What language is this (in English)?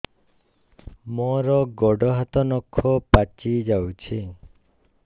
Odia